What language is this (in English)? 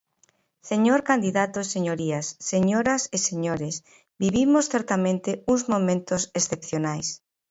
Galician